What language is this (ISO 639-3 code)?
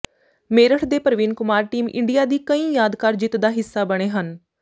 pan